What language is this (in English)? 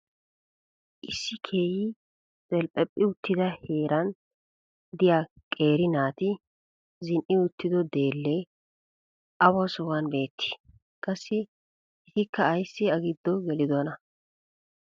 Wolaytta